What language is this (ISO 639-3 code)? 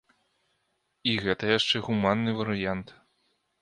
bel